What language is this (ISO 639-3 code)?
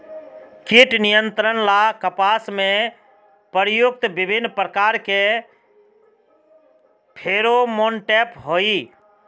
mag